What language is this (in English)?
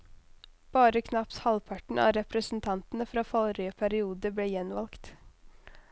Norwegian